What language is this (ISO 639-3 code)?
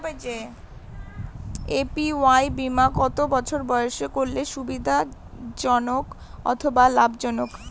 ben